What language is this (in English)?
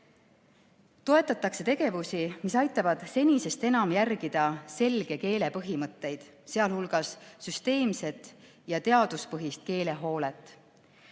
Estonian